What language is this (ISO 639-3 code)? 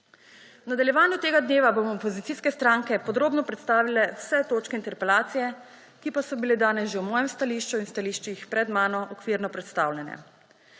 slv